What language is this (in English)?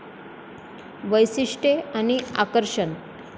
Marathi